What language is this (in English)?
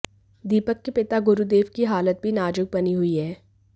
Hindi